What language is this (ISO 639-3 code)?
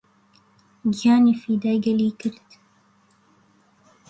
ckb